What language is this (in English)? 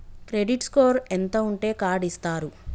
Telugu